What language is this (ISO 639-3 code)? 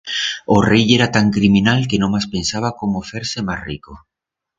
arg